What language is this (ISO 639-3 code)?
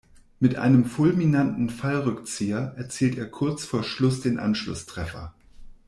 deu